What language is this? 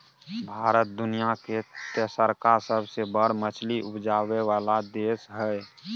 Maithili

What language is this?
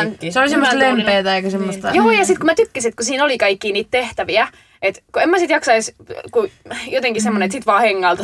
Finnish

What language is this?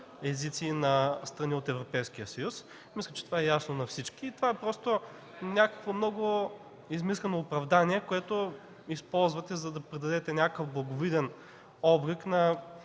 Bulgarian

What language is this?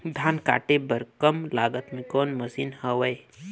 Chhattisgarhi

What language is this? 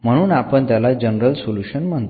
Marathi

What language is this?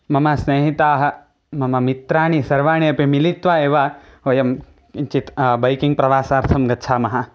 Sanskrit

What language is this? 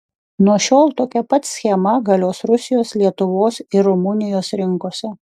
Lithuanian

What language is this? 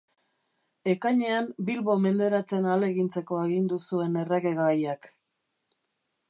Basque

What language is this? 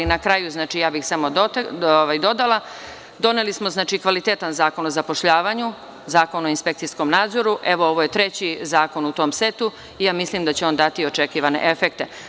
Serbian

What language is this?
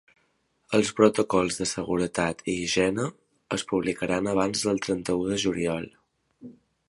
Catalan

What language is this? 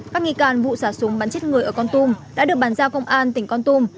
Vietnamese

